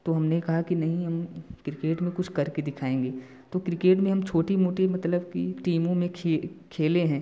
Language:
Hindi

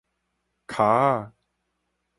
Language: Min Nan Chinese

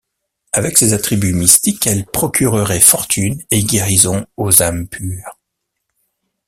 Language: French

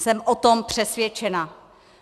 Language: Czech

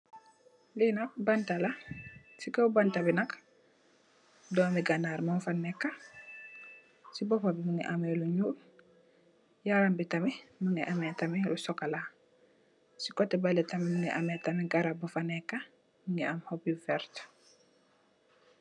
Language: Wolof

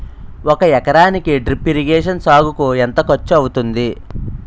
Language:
Telugu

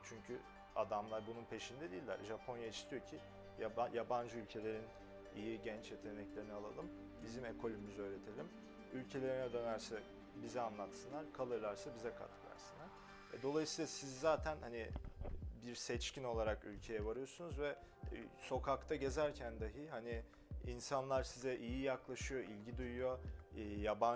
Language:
Turkish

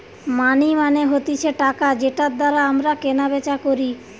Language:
Bangla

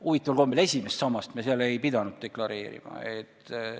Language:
Estonian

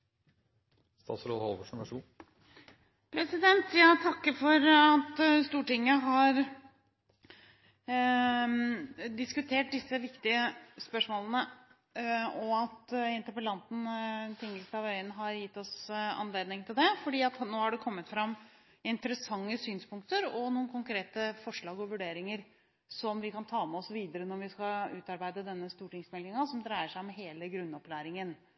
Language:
Norwegian Bokmål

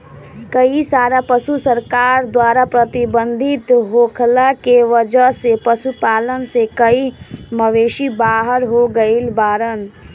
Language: Bhojpuri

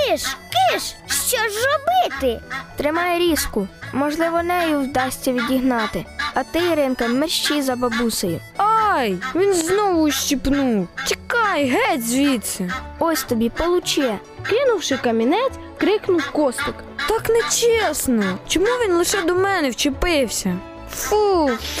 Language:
Ukrainian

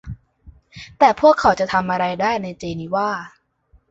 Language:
Thai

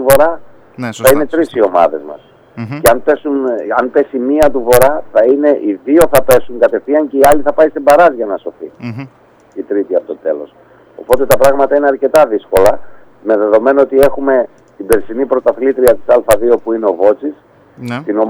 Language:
Greek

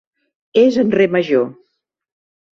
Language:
Catalan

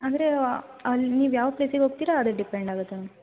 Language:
Kannada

